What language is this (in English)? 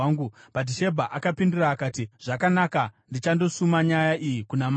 Shona